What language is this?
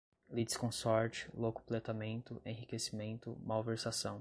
Portuguese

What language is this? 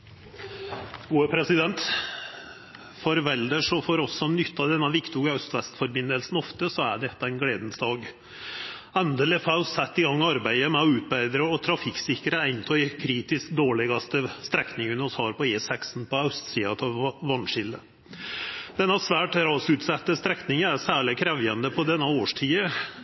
Norwegian Nynorsk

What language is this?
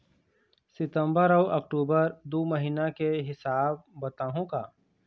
Chhattisgarhi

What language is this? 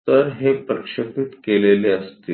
Marathi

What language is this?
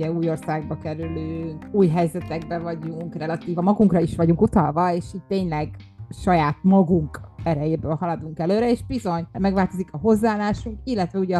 Hungarian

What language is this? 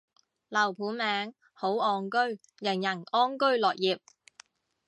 Cantonese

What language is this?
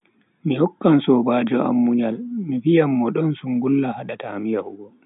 Bagirmi Fulfulde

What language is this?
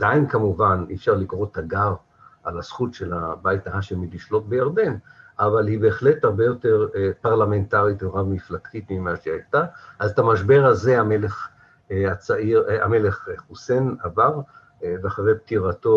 Hebrew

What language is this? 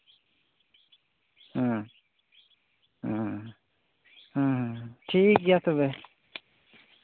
Santali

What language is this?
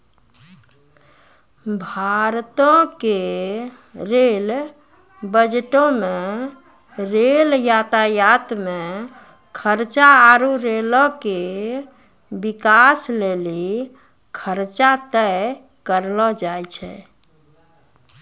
Maithili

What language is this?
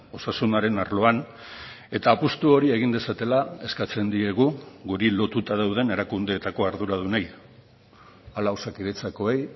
Basque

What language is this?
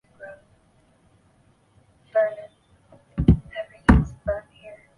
Chinese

